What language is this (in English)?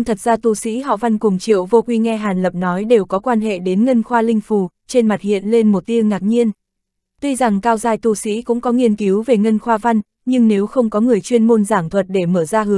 Vietnamese